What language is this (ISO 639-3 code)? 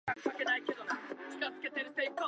jpn